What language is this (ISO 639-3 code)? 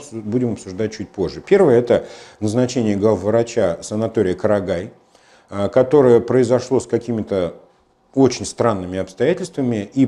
rus